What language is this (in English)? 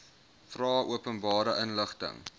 Afrikaans